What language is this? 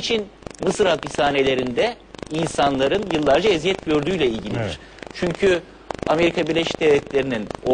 Turkish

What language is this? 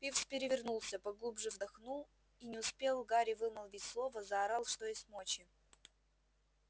Russian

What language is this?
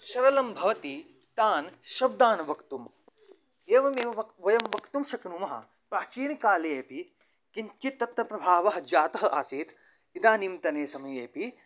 Sanskrit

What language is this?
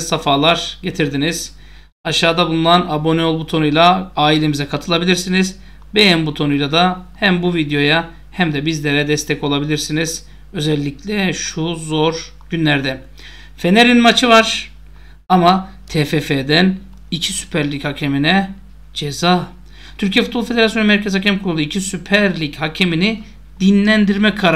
Turkish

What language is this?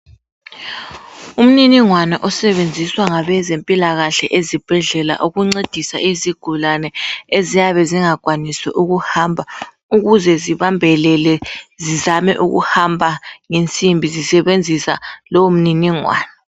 North Ndebele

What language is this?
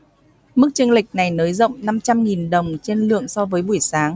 Vietnamese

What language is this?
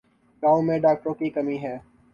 Urdu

